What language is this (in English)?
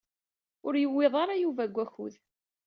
Kabyle